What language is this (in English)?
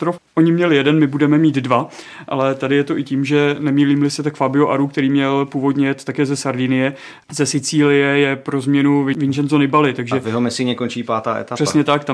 Czech